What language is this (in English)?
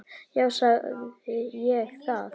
Icelandic